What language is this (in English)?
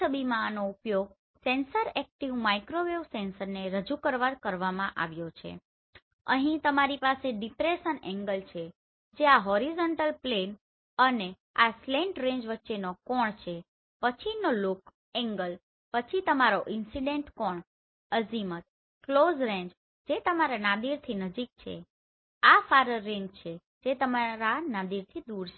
Gujarati